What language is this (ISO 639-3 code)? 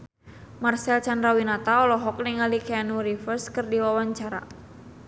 sun